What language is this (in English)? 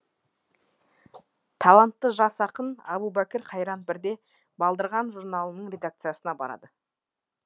Kazakh